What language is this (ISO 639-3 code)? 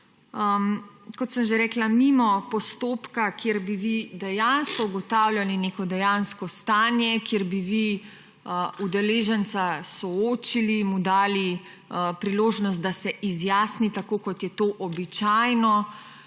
slv